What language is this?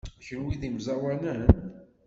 Kabyle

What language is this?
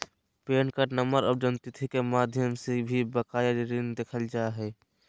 Magahi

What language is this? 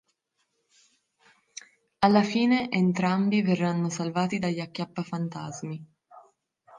Italian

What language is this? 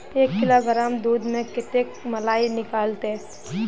Magahi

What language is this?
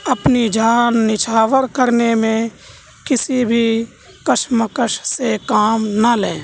Urdu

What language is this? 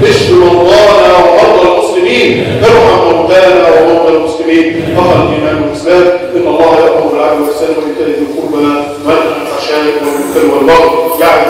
Arabic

